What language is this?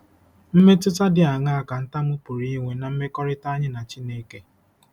Igbo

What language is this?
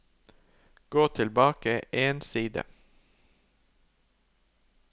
Norwegian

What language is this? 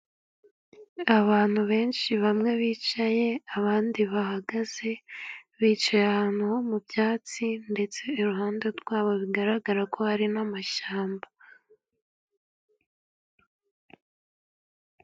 Kinyarwanda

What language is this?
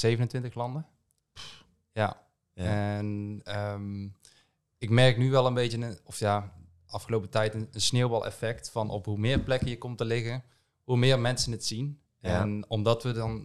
Dutch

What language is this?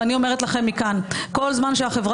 Hebrew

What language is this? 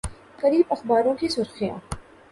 Urdu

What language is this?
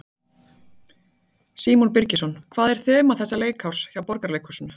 Icelandic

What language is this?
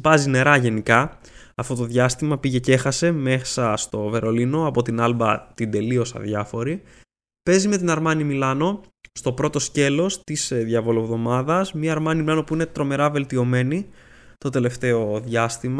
Greek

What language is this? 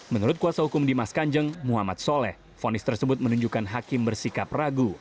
Indonesian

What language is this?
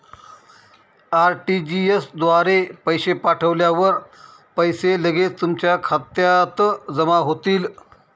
Marathi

